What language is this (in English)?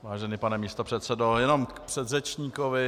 Czech